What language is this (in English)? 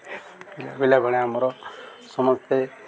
Odia